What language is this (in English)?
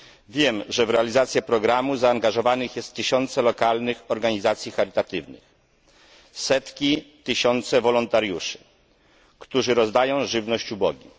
Polish